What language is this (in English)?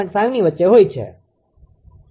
Gujarati